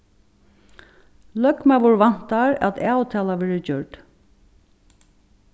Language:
Faroese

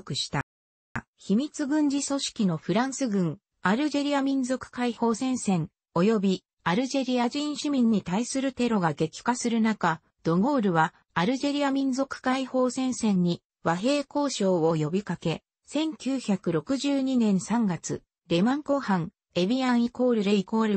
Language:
Japanese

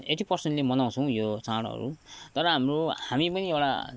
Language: Nepali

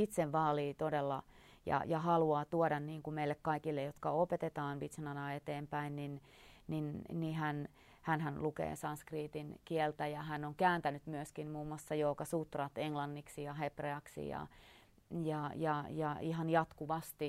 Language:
Finnish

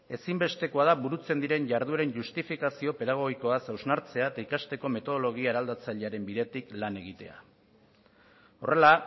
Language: Basque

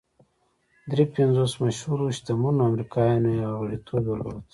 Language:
Pashto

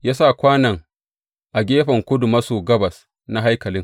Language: Hausa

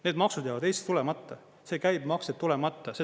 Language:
Estonian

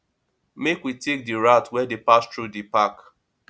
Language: Nigerian Pidgin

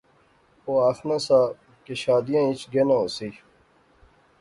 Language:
Pahari-Potwari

